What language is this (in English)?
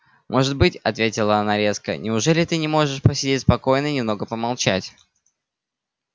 Russian